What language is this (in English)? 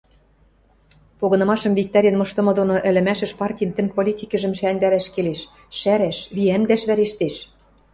Western Mari